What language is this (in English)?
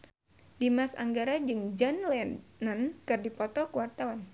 Sundanese